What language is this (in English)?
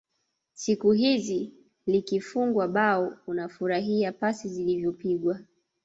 Swahili